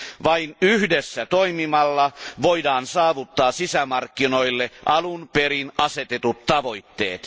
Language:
Finnish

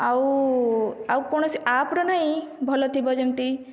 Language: Odia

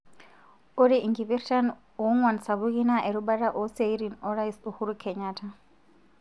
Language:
Masai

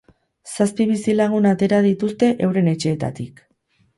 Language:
Basque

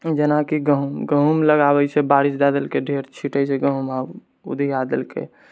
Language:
Maithili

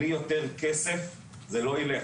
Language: Hebrew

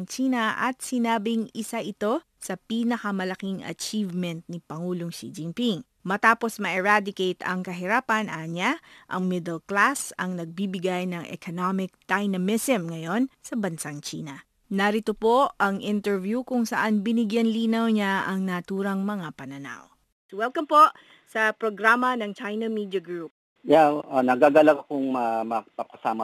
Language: Filipino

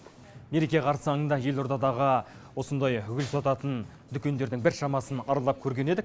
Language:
Kazakh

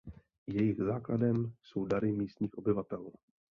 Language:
Czech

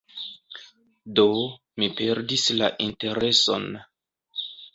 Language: Esperanto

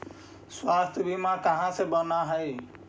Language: Magahi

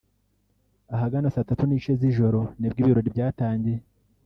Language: Kinyarwanda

